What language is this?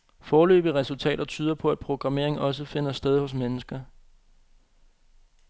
Danish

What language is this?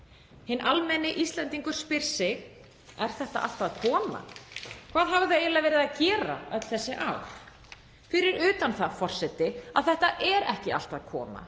Icelandic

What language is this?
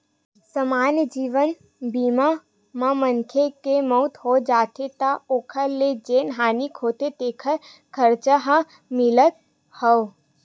Chhattisgarhi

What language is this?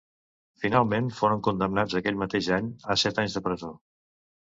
Catalan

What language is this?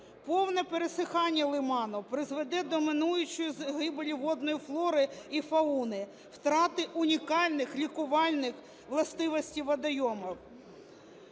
Ukrainian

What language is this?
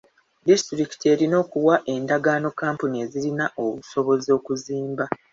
Ganda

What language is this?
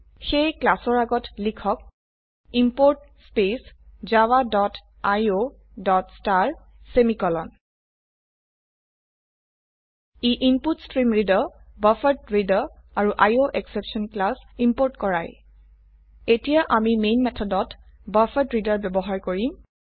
Assamese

